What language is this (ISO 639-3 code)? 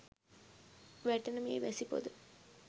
sin